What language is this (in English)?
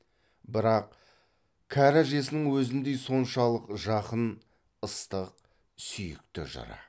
Kazakh